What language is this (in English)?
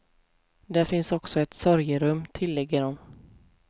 Swedish